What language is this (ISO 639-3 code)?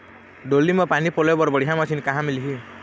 hne